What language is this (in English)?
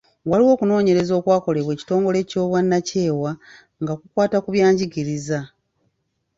Ganda